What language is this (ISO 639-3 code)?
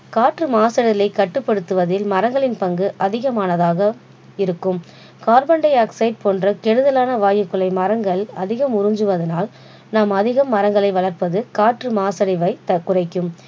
tam